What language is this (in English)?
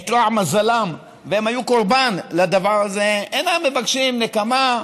Hebrew